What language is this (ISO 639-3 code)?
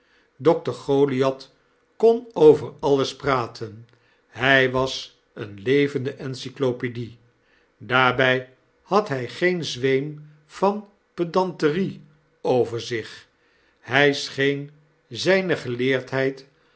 nld